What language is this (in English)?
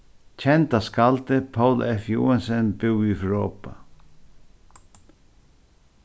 Faroese